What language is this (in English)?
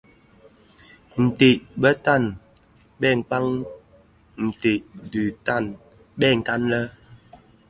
Bafia